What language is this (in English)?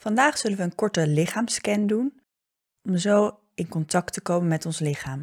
Dutch